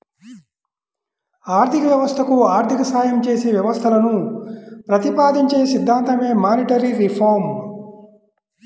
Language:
Telugu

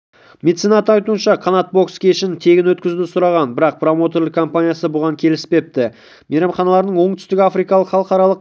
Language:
Kazakh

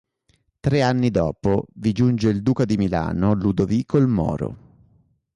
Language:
Italian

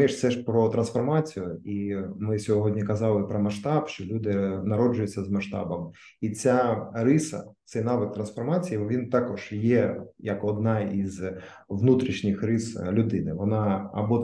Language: Ukrainian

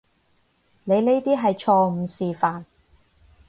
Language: Cantonese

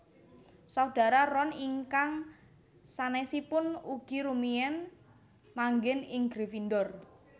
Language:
Javanese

